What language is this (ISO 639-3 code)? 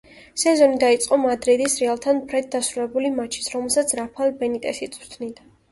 kat